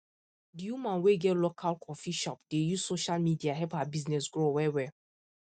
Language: Nigerian Pidgin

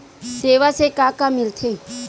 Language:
Chhattisgarhi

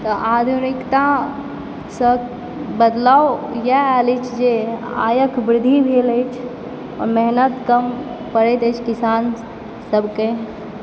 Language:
Maithili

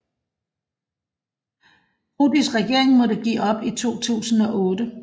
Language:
Danish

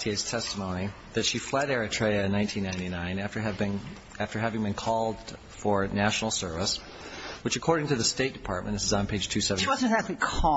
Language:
English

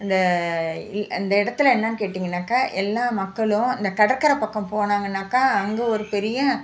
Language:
Tamil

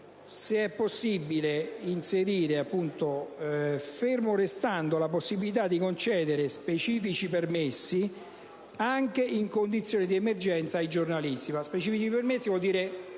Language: Italian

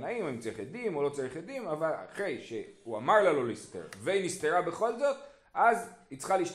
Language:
Hebrew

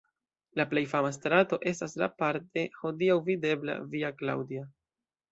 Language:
Esperanto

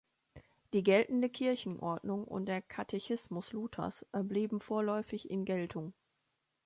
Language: German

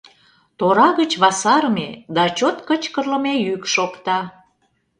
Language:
Mari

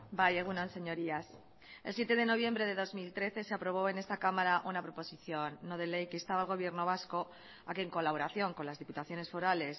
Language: Spanish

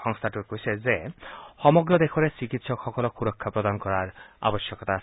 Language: Assamese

